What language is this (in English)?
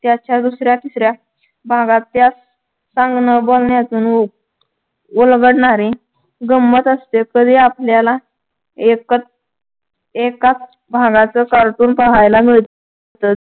Marathi